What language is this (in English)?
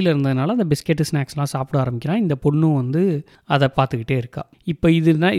Tamil